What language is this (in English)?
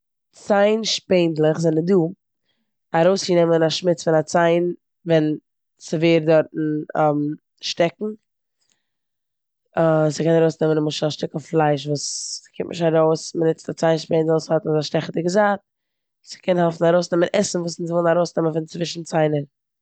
Yiddish